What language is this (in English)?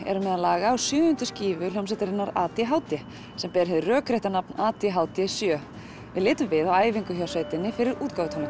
Icelandic